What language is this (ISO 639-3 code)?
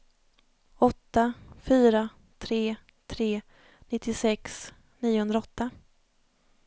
swe